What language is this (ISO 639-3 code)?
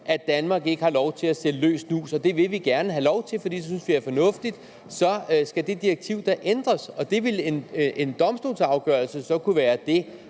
dan